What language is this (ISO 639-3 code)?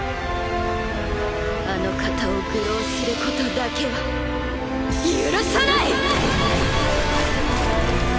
jpn